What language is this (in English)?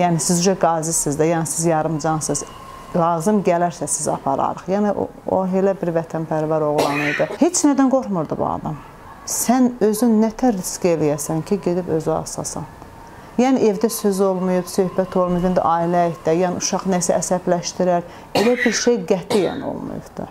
Turkish